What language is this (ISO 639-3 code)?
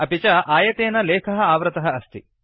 san